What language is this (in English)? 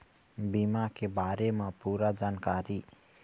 Chhattisgarhi